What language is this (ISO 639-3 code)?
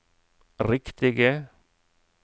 nor